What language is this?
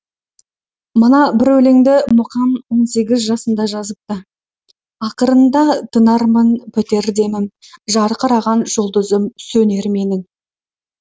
Kazakh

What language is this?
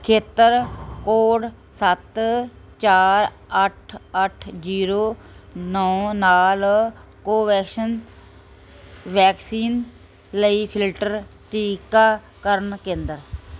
Punjabi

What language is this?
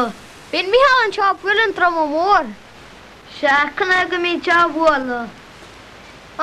Hungarian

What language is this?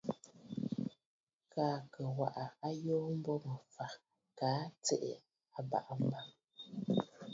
Bafut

